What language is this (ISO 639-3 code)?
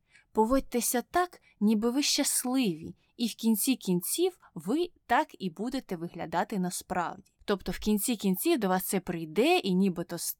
ukr